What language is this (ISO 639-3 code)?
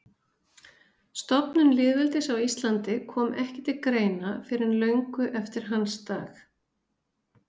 isl